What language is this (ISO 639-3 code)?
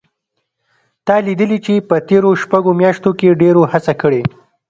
pus